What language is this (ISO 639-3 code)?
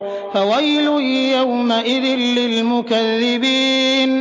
ara